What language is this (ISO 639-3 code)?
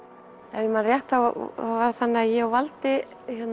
isl